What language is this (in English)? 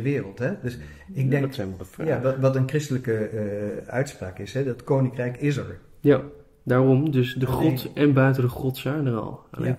Dutch